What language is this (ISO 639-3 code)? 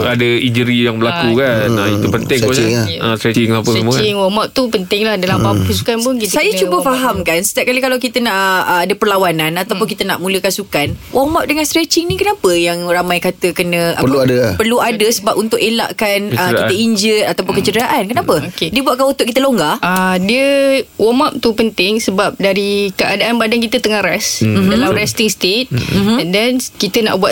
msa